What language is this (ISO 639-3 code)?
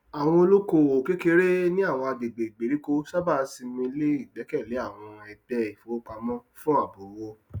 yor